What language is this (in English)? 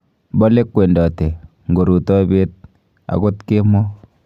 Kalenjin